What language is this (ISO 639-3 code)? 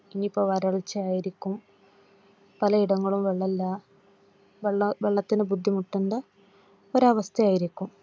mal